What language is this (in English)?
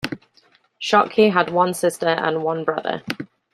English